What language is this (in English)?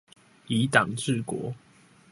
Chinese